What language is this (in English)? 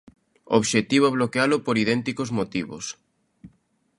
Galician